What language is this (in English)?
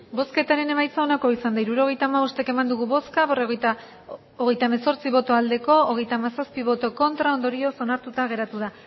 Basque